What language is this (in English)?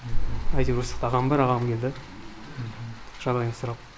Kazakh